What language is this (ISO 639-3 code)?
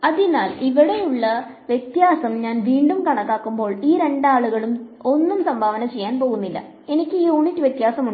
mal